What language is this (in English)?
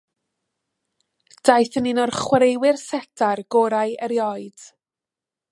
Welsh